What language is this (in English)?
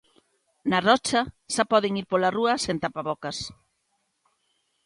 Galician